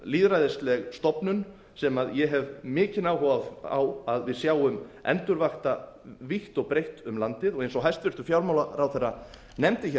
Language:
Icelandic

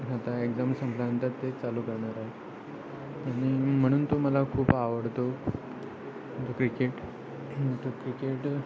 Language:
Marathi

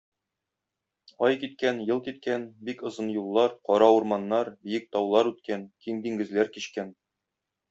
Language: Tatar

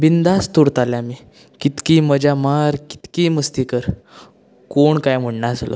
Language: Konkani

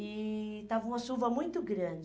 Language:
Portuguese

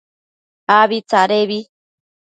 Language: Matsés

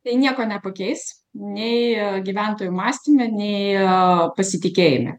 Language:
Lithuanian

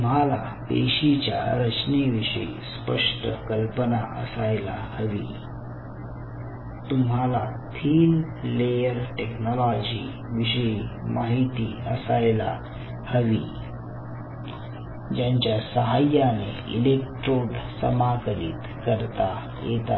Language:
Marathi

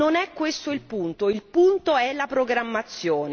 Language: Italian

